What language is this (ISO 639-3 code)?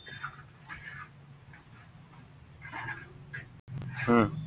asm